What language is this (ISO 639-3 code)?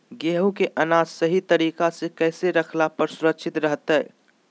mag